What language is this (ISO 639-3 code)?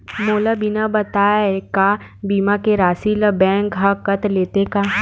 hne